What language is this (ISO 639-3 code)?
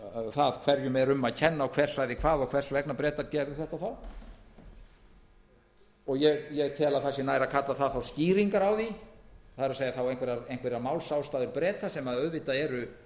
isl